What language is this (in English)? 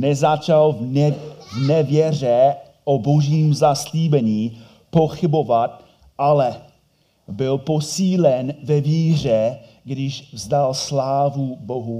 Czech